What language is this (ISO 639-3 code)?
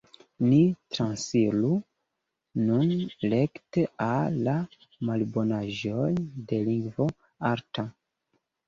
epo